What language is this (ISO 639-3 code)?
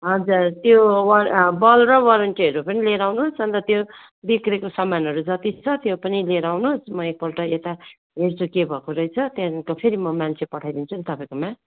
nep